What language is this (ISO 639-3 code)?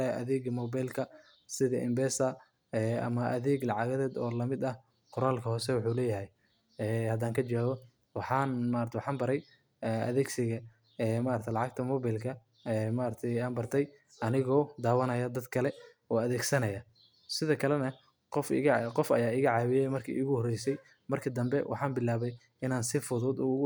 som